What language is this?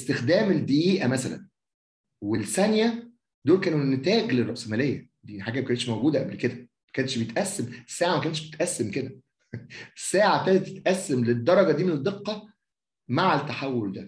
Arabic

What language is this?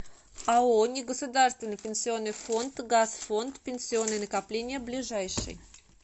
Russian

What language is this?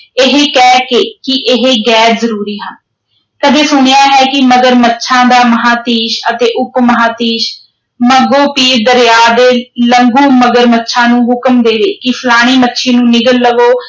Punjabi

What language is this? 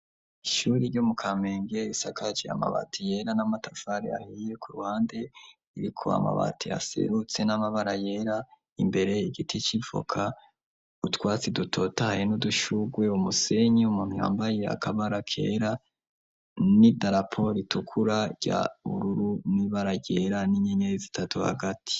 Rundi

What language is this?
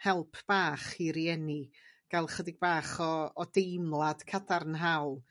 Welsh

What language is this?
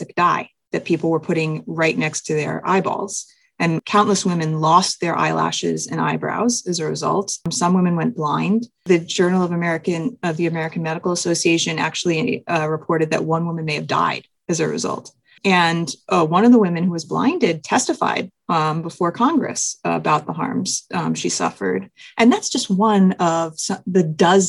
English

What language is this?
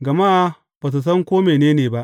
Hausa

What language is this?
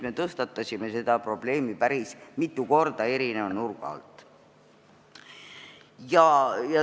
Estonian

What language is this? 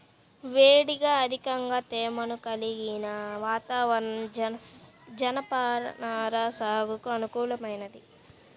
Telugu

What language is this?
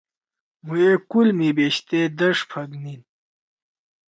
Torwali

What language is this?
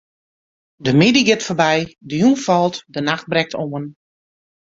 Western Frisian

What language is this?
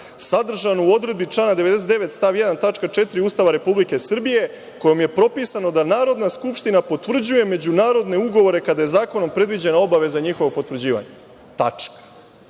Serbian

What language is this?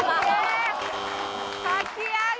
Japanese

